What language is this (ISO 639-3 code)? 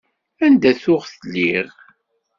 kab